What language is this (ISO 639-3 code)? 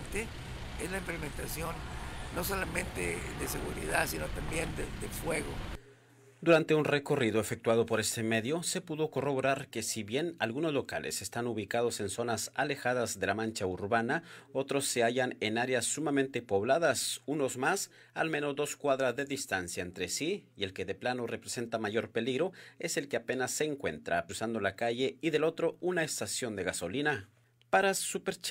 spa